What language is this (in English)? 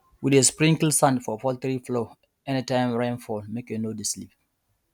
Nigerian Pidgin